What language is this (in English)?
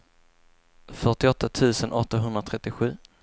Swedish